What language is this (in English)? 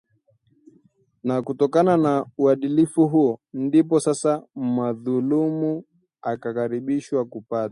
Swahili